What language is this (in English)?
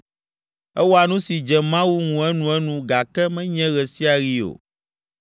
Ewe